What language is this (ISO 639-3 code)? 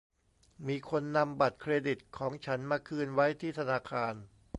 tha